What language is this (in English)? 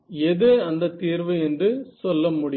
Tamil